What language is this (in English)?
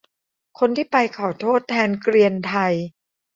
Thai